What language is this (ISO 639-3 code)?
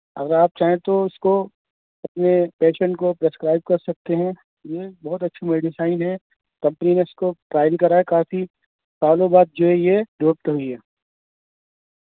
urd